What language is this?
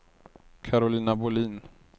Swedish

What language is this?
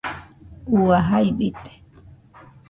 Nüpode Huitoto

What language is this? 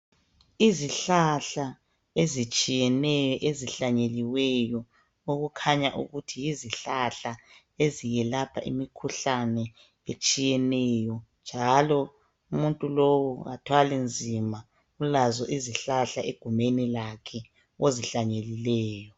North Ndebele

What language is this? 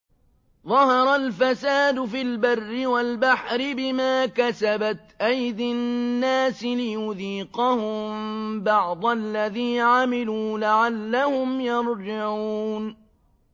Arabic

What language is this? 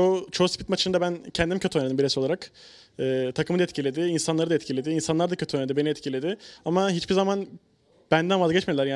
Turkish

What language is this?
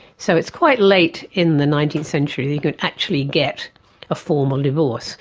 English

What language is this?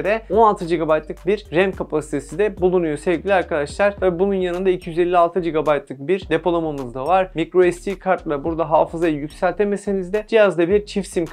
Turkish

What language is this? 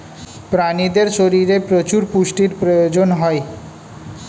Bangla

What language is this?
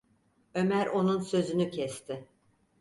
Turkish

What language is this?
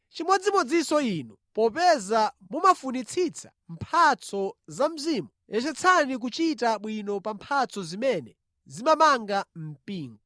Nyanja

